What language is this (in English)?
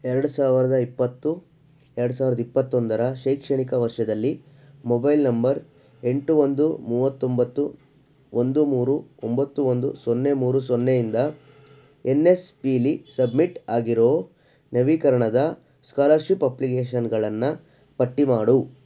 Kannada